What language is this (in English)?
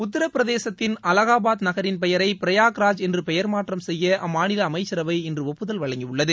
Tamil